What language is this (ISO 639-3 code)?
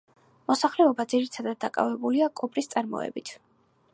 kat